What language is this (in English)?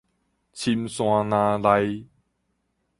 Min Nan Chinese